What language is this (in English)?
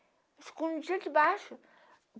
Portuguese